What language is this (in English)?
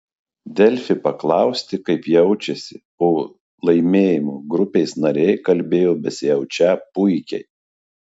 Lithuanian